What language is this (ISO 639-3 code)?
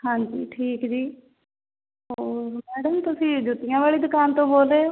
pan